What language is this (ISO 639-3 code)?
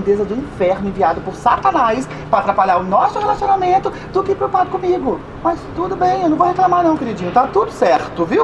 por